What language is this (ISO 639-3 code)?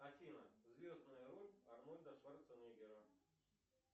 rus